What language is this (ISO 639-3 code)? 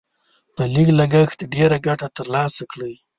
pus